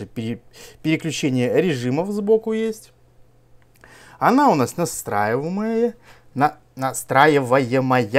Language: Russian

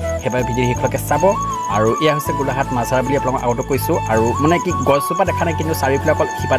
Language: Bangla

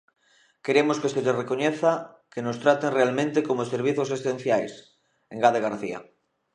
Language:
Galician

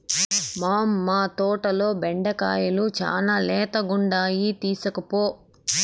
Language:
Telugu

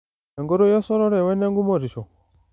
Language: Masai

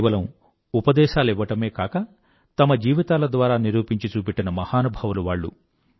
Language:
Telugu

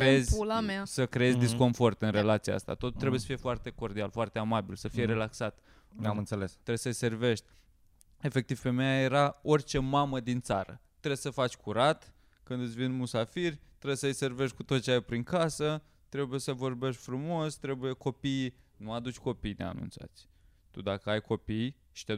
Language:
Romanian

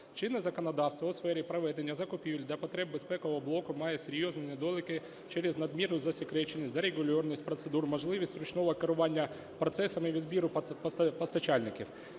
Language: Ukrainian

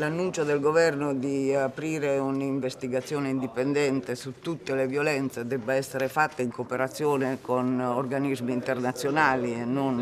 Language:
Italian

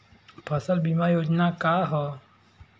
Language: Bhojpuri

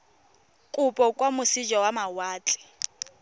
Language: Tswana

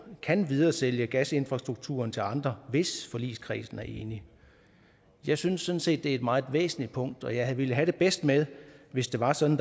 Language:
Danish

